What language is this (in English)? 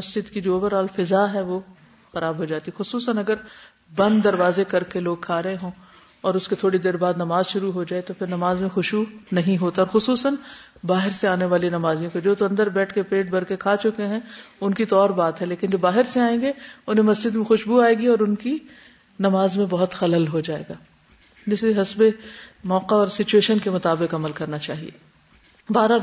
Urdu